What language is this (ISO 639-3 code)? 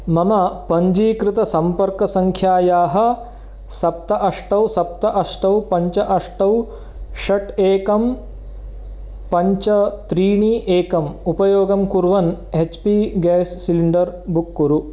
san